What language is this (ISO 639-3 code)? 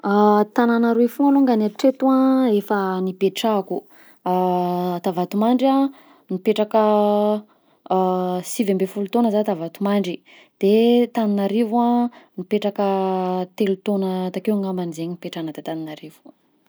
bzc